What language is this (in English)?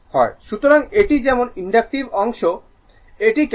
Bangla